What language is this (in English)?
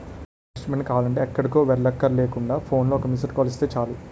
Telugu